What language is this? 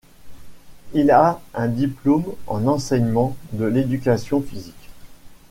French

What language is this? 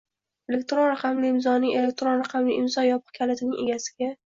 Uzbek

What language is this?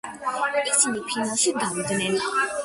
Georgian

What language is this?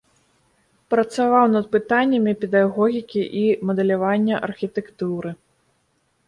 Belarusian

